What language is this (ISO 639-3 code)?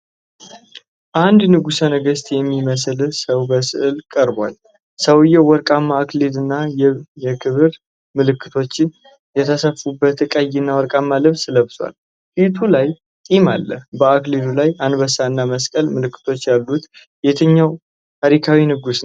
amh